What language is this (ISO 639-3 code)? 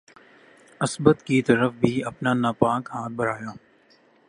urd